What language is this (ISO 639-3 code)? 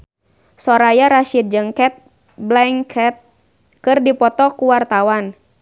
sun